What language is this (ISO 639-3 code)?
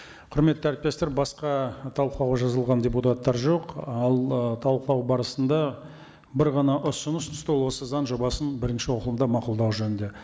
kaz